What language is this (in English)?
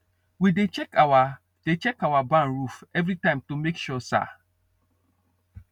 Nigerian Pidgin